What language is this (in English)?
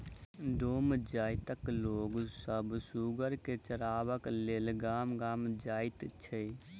Maithili